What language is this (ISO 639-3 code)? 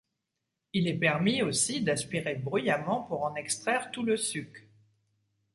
fra